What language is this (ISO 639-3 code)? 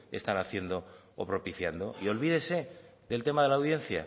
spa